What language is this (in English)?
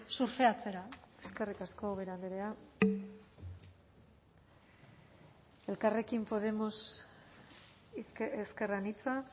Basque